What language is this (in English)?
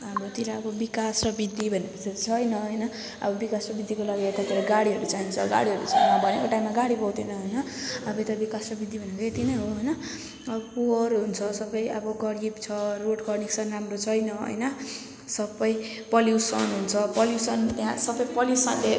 Nepali